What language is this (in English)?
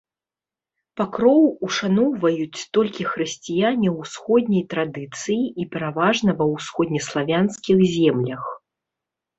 Belarusian